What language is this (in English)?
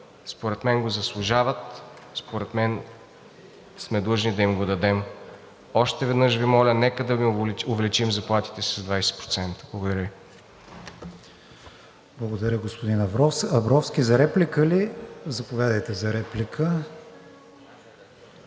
Bulgarian